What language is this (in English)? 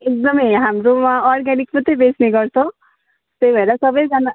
Nepali